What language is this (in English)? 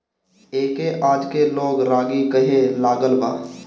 Bhojpuri